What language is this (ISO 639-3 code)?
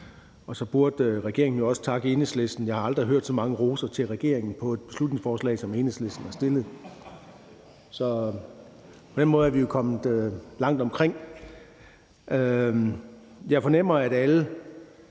dan